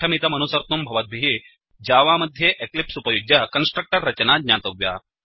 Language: Sanskrit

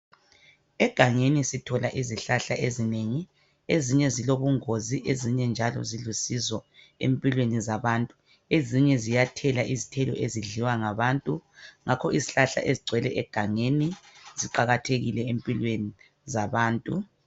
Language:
North Ndebele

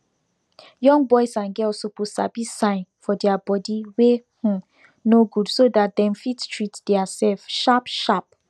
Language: Nigerian Pidgin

